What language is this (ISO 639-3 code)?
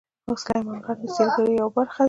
pus